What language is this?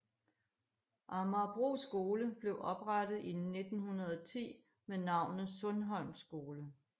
Danish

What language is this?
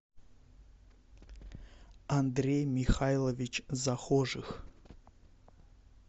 Russian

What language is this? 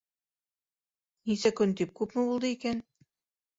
Bashkir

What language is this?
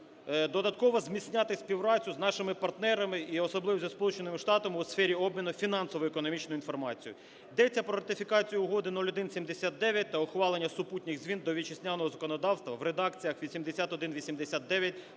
Ukrainian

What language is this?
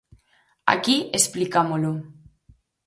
Galician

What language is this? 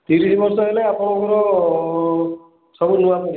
Odia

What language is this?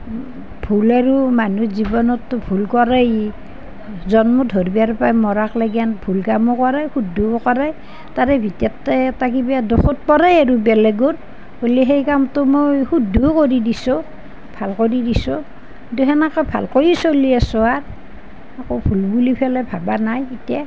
Assamese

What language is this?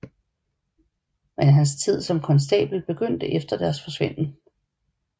Danish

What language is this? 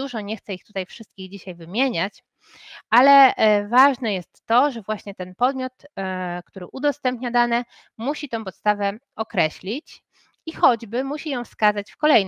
Polish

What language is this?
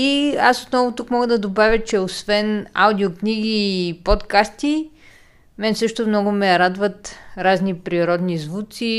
Bulgarian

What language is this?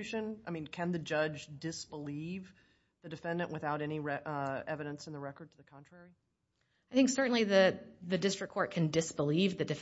English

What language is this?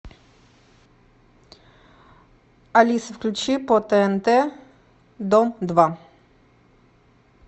Russian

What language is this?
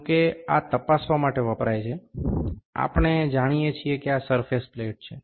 Gujarati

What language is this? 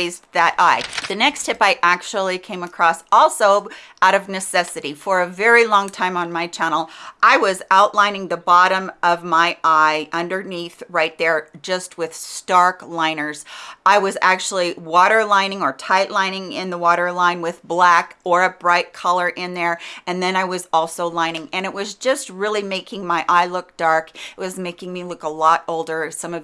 English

